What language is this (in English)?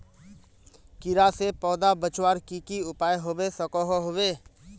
Magahi